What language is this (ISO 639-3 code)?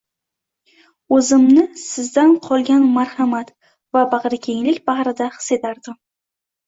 uzb